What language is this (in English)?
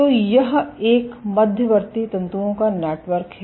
Hindi